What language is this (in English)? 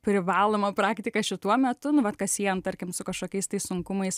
Lithuanian